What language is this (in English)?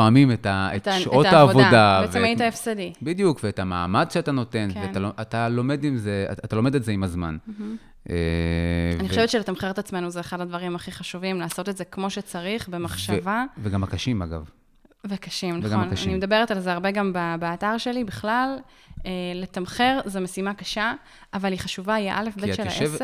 Hebrew